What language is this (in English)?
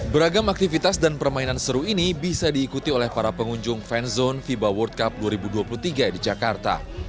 Indonesian